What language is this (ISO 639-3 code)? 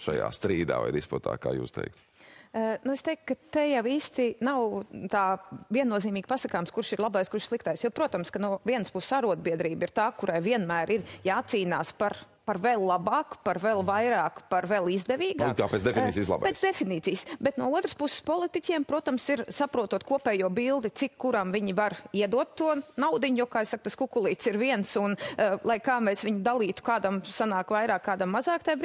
lav